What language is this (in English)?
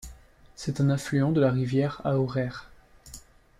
French